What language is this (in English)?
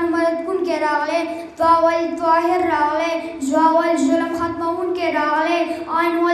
Romanian